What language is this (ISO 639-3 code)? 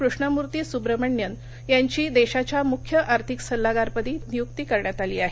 mar